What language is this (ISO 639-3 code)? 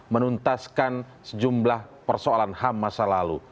ind